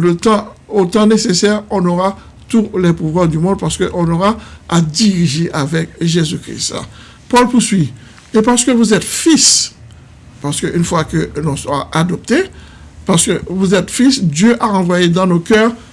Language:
French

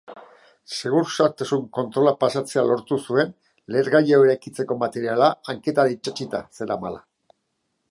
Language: Basque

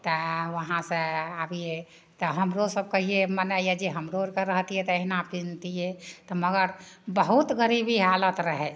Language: Maithili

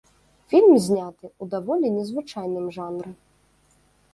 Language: Belarusian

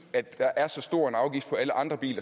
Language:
Danish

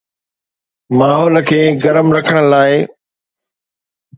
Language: Sindhi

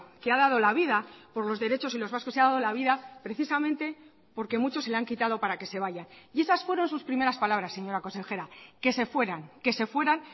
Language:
Spanish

